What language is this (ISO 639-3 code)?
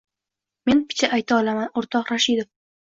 uzb